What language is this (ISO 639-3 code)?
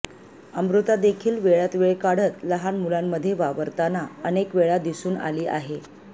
mar